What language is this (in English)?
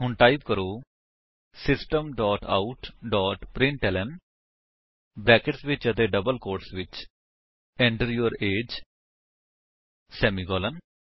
Punjabi